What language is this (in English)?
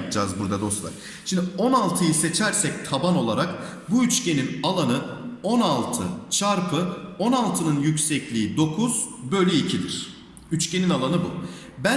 Turkish